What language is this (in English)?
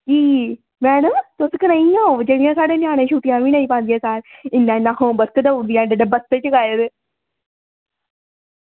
Dogri